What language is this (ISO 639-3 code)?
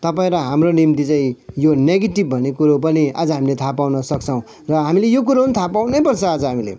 nep